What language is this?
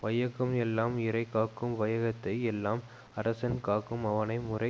Tamil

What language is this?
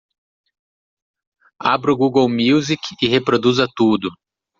Portuguese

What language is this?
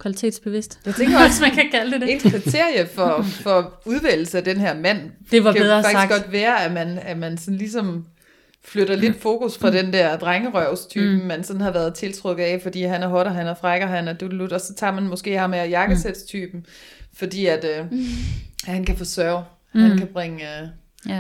Danish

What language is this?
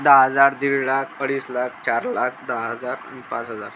Marathi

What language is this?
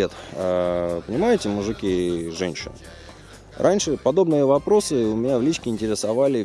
Russian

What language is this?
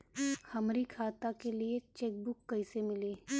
Bhojpuri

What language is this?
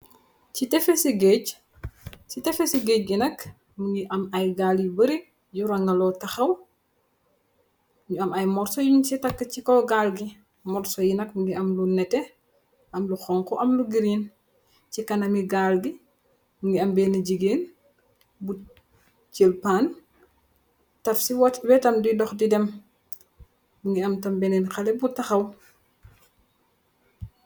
Wolof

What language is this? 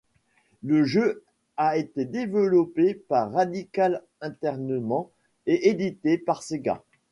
French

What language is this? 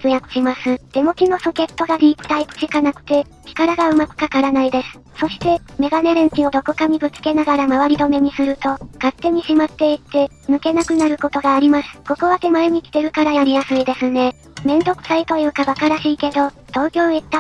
Japanese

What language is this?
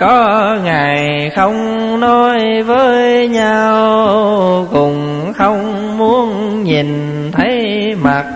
Vietnamese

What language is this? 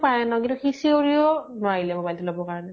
Assamese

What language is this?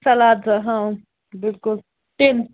Kashmiri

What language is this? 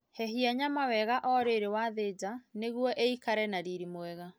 Kikuyu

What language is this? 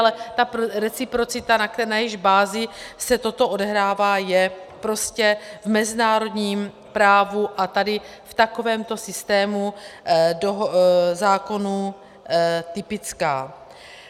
Czech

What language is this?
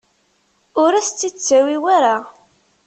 Kabyle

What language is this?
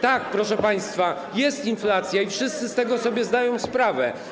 Polish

